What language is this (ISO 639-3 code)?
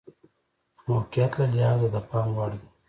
pus